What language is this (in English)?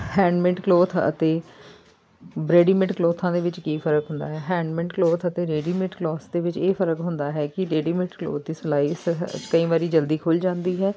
Punjabi